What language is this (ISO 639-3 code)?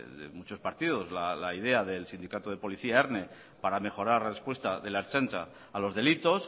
spa